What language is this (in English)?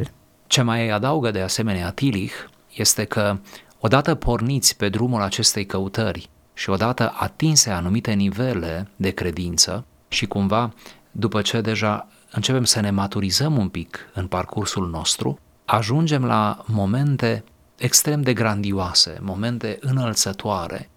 Romanian